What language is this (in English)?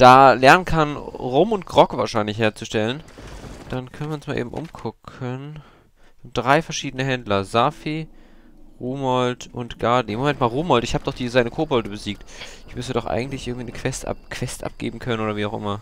German